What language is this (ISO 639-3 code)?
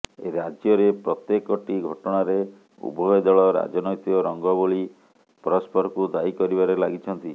ori